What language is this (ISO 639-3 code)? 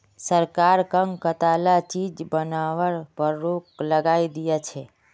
mag